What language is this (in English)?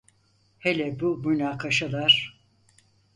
Turkish